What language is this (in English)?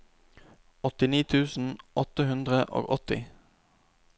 Norwegian